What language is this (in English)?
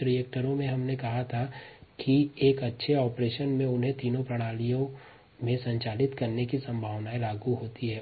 Hindi